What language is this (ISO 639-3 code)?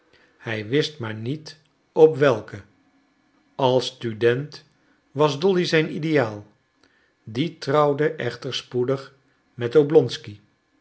nld